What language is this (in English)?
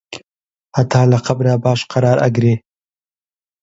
Central Kurdish